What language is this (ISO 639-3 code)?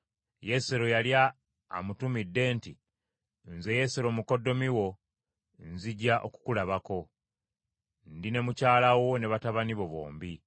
lug